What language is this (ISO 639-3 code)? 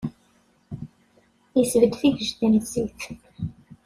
kab